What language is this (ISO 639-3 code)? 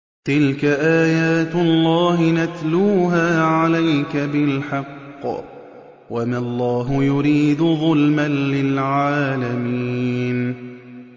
ara